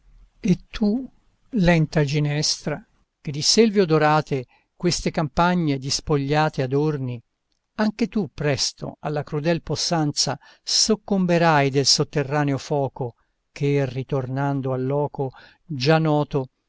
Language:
Italian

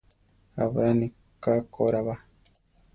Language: Central Tarahumara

